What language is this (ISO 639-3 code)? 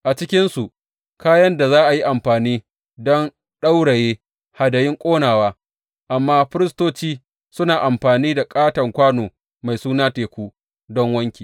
hau